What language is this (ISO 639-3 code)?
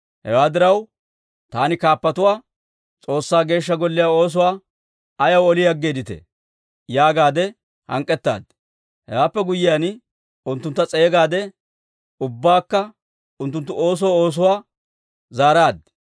dwr